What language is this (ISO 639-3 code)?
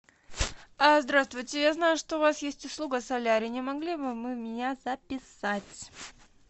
rus